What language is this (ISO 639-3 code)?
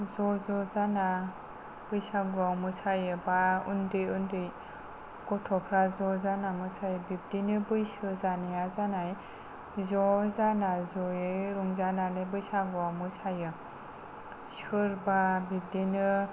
brx